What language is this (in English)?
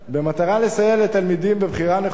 Hebrew